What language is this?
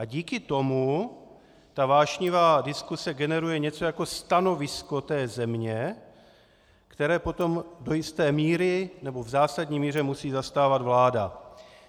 Czech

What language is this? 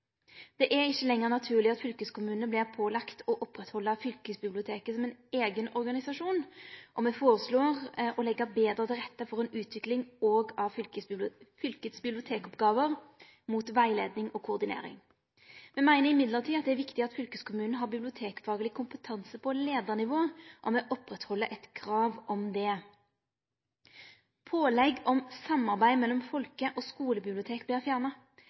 Norwegian Nynorsk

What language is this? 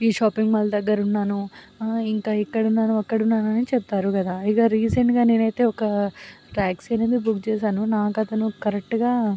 Telugu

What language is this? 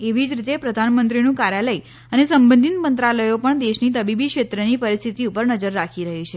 Gujarati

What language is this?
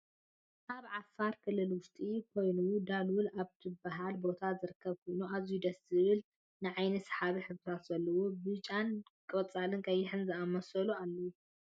Tigrinya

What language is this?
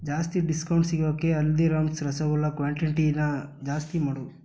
Kannada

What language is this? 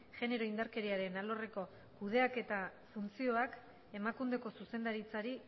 Basque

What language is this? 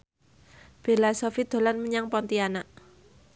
Javanese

